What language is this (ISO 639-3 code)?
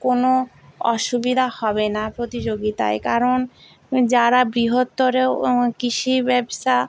ben